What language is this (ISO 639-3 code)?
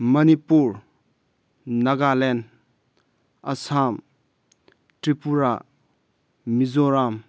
mni